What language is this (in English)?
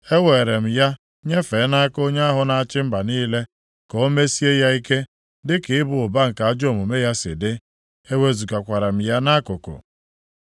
Igbo